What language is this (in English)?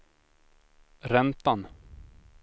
Swedish